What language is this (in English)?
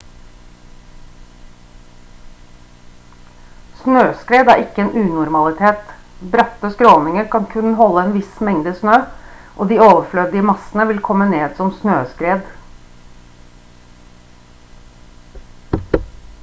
Norwegian Bokmål